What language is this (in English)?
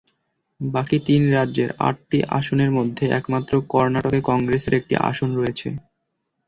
Bangla